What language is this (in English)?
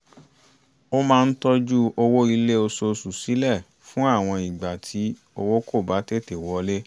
Yoruba